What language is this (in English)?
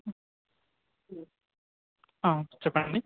Telugu